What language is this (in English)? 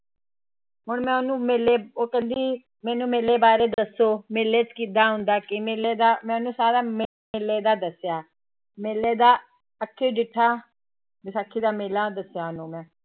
Punjabi